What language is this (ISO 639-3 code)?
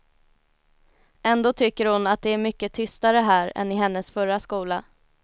swe